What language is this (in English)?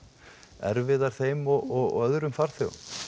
Icelandic